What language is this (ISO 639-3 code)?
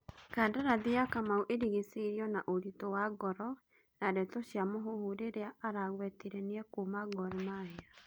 kik